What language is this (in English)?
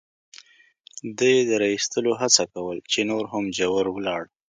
Pashto